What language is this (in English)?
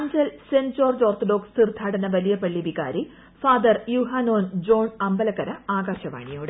Malayalam